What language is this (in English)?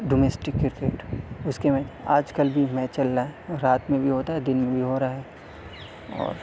Urdu